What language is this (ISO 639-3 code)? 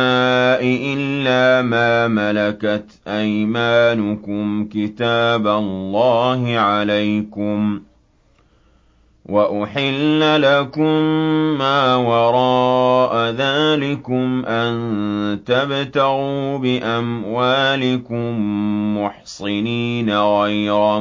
ara